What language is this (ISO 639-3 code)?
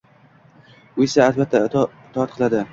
uzb